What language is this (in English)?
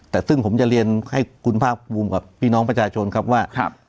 Thai